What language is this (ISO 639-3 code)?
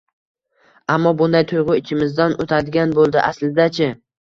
uzb